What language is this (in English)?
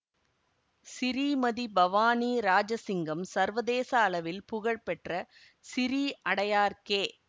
Tamil